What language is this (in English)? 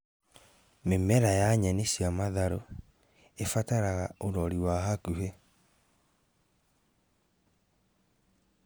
Kikuyu